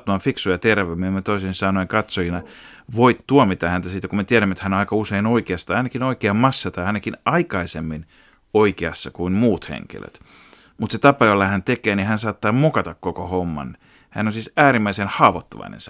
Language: Finnish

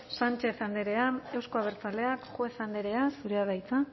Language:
Basque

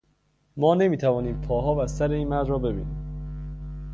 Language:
Persian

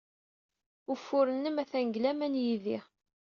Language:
Kabyle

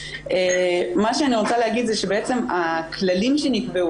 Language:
Hebrew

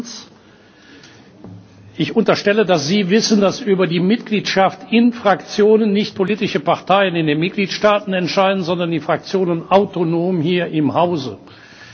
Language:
German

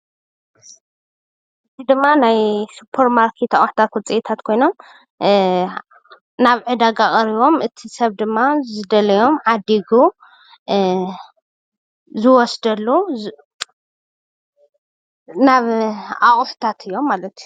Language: Tigrinya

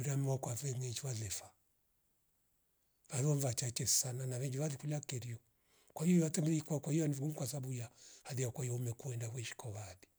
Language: Rombo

